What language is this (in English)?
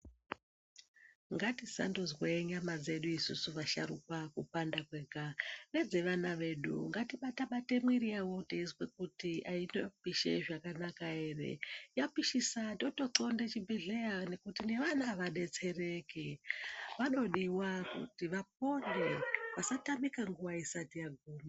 Ndau